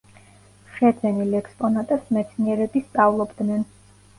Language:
Georgian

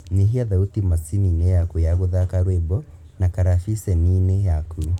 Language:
Kikuyu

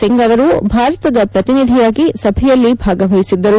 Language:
Kannada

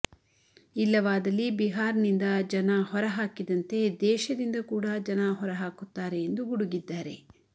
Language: Kannada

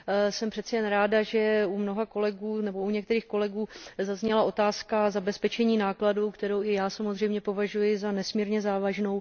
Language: Czech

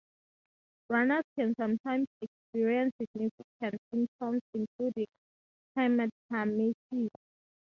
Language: English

